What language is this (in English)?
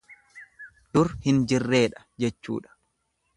Oromo